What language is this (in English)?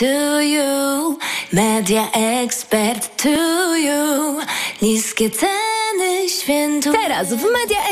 Polish